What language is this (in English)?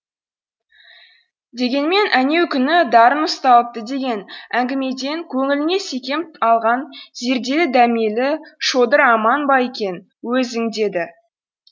Kazakh